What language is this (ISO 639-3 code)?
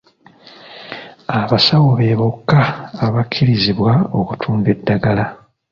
lug